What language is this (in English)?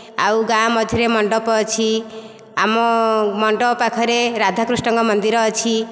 Odia